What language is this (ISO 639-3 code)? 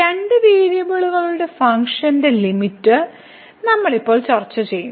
mal